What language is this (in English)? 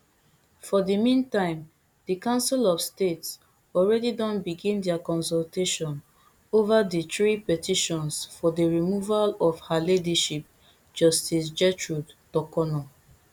Nigerian Pidgin